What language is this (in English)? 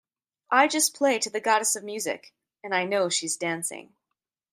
English